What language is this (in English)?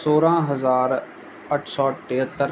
Sindhi